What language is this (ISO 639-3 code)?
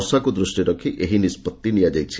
ori